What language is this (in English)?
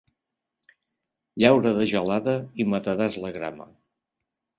Catalan